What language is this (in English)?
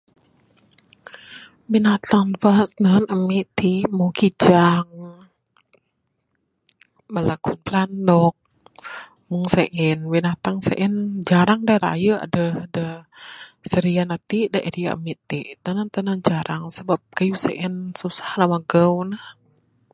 Bukar-Sadung Bidayuh